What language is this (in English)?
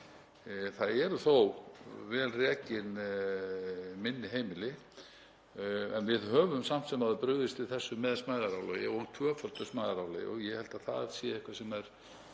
Icelandic